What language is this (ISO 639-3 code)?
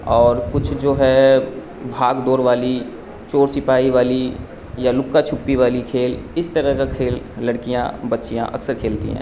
urd